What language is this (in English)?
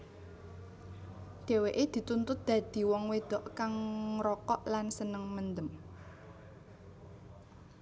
Javanese